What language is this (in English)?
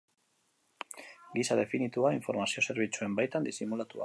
Basque